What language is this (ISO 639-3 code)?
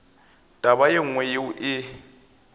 nso